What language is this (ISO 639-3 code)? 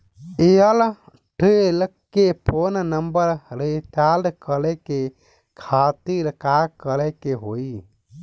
bho